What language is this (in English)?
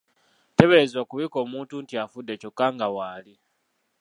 Ganda